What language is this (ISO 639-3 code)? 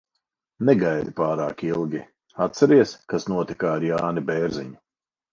lav